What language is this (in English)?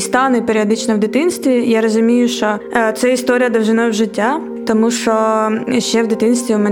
Ukrainian